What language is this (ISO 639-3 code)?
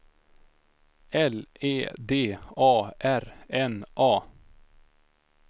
swe